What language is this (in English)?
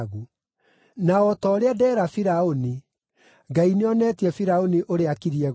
Kikuyu